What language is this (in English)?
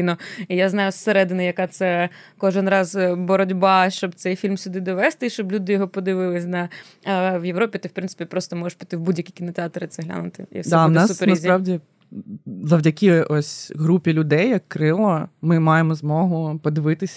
Ukrainian